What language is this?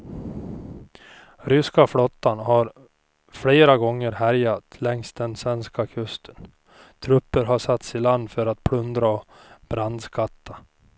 Swedish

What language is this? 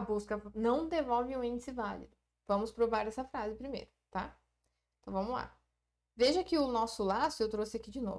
Portuguese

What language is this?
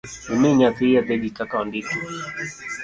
Luo (Kenya and Tanzania)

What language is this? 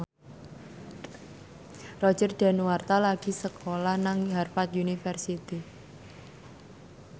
Javanese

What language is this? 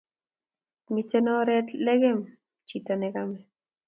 Kalenjin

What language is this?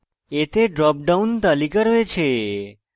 Bangla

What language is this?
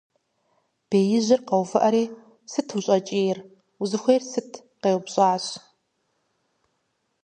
Kabardian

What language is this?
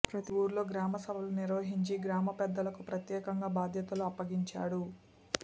Telugu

